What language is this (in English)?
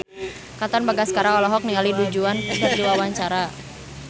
Sundanese